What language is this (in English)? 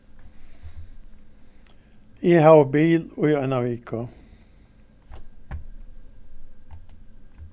Faroese